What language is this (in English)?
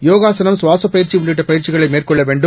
Tamil